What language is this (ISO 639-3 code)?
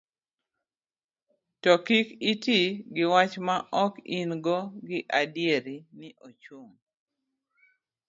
luo